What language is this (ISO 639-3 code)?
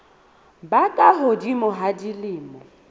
sot